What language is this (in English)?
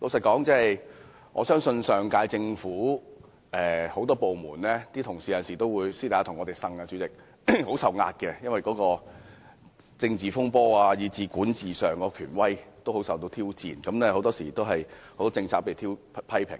Cantonese